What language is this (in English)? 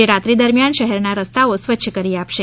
Gujarati